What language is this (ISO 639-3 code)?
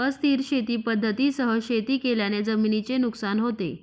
mar